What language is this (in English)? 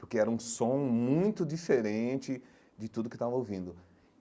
Portuguese